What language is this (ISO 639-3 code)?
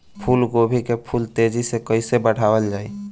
bho